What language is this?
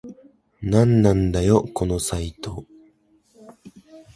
Japanese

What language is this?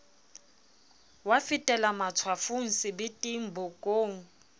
Southern Sotho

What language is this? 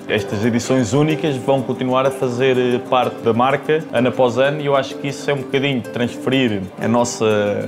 Portuguese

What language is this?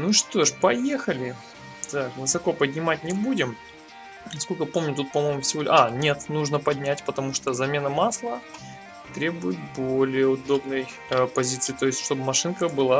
Russian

